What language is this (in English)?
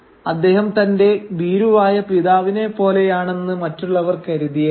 Malayalam